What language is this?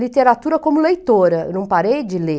Portuguese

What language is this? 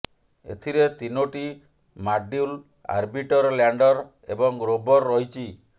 Odia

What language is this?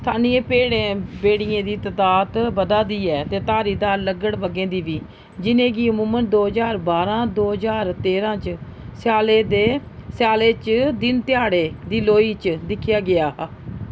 Dogri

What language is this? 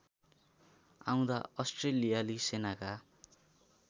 Nepali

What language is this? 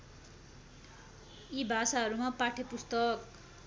Nepali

